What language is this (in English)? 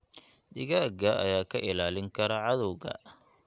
Somali